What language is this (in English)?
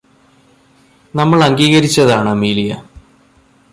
Malayalam